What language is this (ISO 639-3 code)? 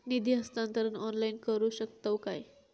mar